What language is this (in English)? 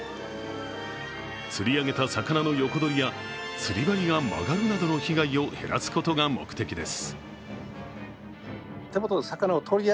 Japanese